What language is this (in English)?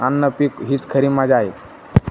Marathi